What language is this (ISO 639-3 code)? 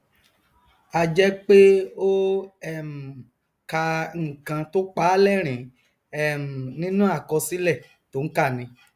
yor